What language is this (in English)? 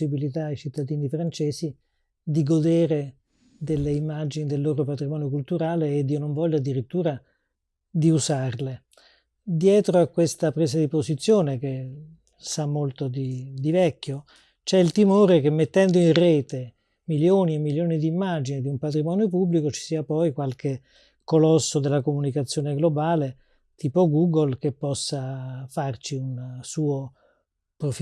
Italian